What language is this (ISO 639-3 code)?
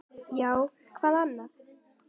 isl